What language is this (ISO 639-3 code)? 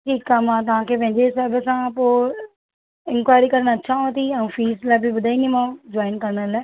snd